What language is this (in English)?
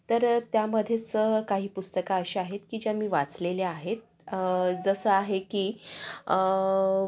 Marathi